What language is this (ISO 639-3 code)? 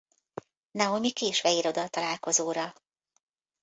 hun